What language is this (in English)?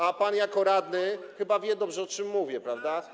Polish